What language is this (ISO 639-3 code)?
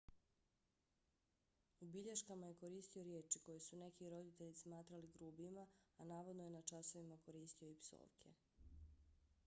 bos